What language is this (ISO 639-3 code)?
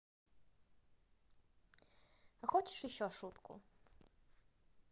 rus